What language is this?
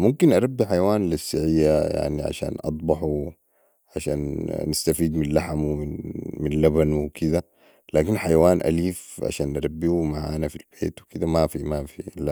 Sudanese Arabic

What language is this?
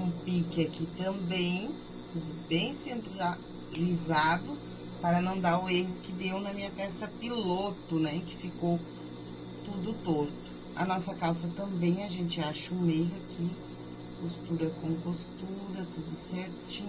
Portuguese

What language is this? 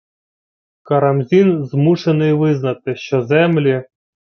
Ukrainian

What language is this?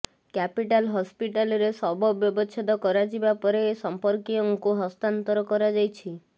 Odia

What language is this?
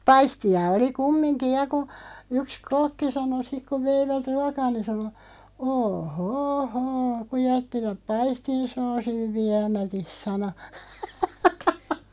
Finnish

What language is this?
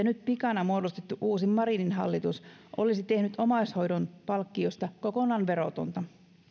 Finnish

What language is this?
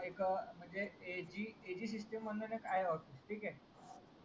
Marathi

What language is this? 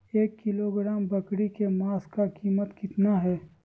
Magahi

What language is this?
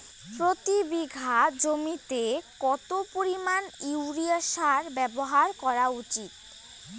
Bangla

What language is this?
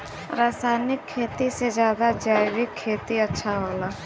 Bhojpuri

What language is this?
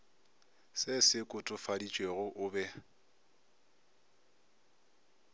Northern Sotho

